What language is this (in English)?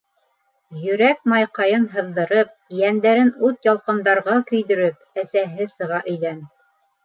Bashkir